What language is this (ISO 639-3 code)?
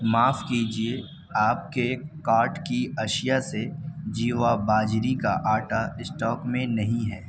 urd